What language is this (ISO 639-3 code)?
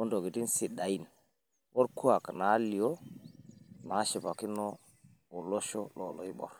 mas